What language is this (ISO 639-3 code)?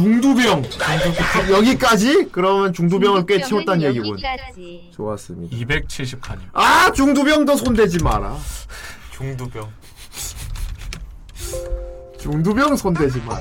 kor